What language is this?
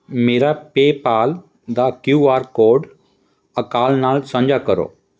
Punjabi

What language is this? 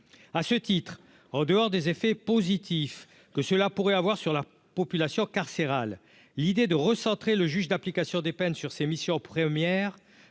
French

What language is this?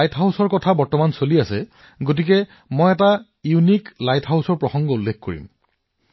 Assamese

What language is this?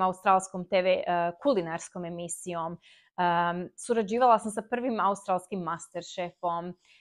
Croatian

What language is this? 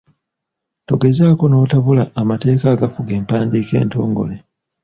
Ganda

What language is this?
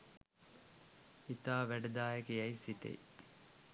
Sinhala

